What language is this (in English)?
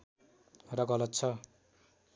Nepali